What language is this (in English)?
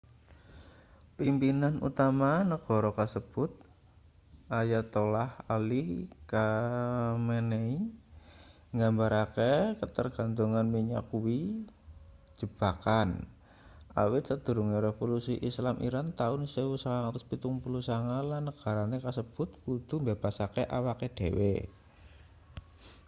Javanese